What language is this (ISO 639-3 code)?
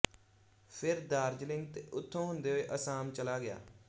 pan